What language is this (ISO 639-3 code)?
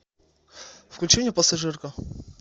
rus